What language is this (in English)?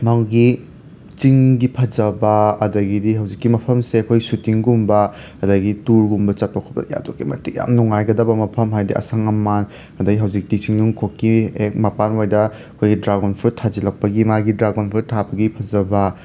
Manipuri